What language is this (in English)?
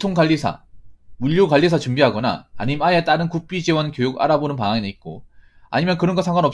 Korean